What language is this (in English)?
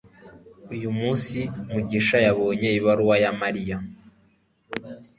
Kinyarwanda